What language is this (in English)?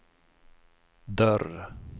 Swedish